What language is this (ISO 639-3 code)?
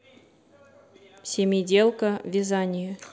rus